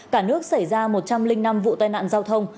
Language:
Vietnamese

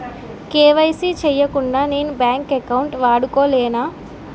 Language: Telugu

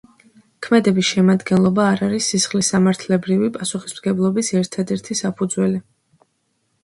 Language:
Georgian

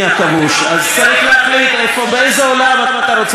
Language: Hebrew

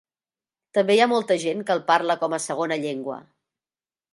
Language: Catalan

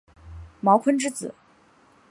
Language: Chinese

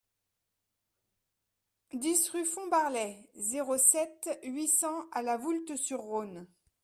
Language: French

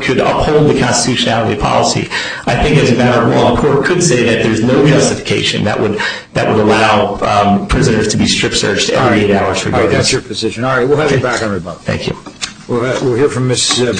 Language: English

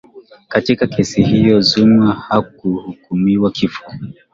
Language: Swahili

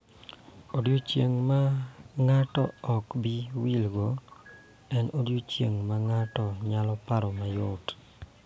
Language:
Luo (Kenya and Tanzania)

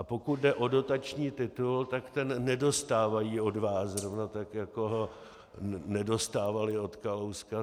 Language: Czech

